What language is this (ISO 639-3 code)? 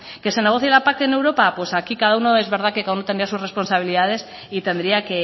spa